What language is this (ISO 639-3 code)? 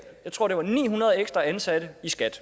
dan